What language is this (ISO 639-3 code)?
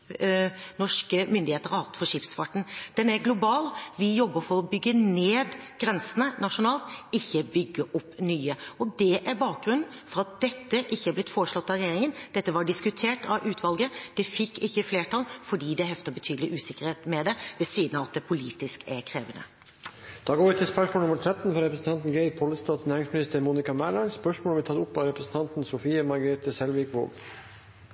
nor